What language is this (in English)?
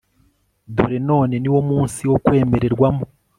Kinyarwanda